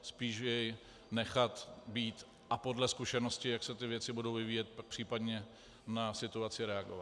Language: Czech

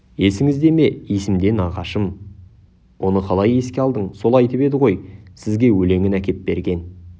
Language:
Kazakh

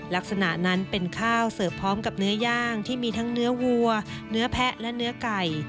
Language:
Thai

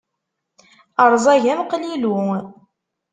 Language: Kabyle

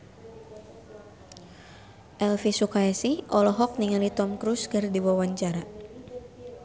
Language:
Sundanese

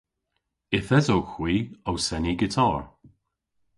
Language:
Cornish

